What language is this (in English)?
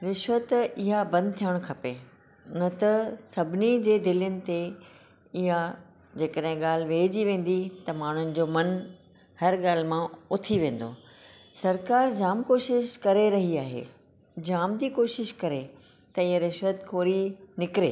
Sindhi